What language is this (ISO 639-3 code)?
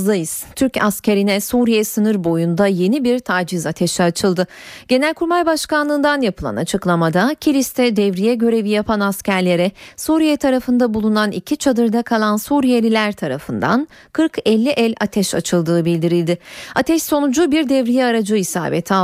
tur